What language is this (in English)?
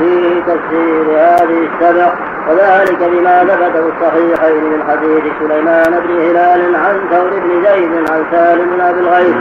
Arabic